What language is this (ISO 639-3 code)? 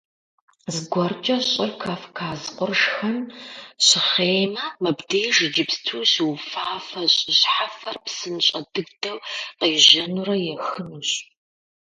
kbd